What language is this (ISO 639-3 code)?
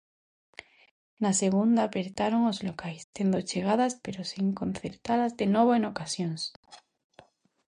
glg